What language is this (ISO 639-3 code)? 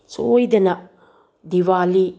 mni